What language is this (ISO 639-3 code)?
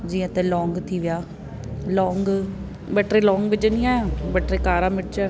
snd